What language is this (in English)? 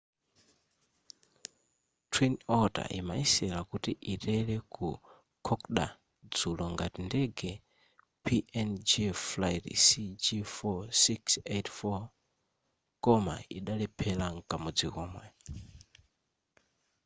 Nyanja